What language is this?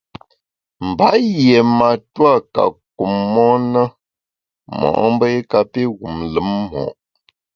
Bamun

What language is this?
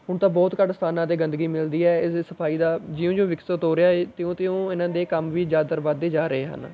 Punjabi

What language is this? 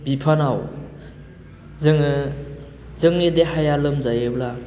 Bodo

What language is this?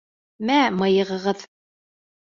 Bashkir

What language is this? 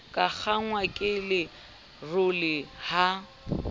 Southern Sotho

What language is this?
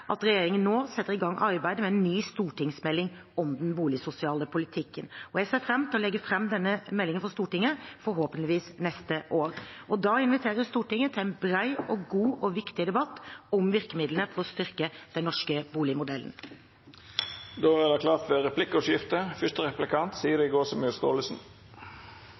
Norwegian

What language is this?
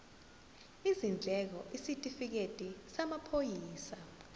Zulu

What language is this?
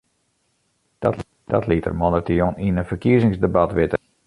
Western Frisian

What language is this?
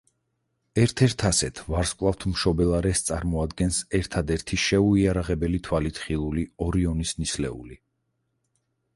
Georgian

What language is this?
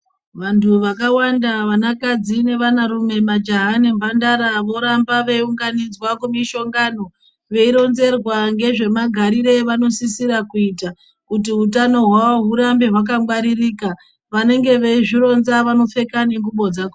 Ndau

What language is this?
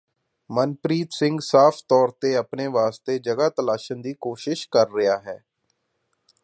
Punjabi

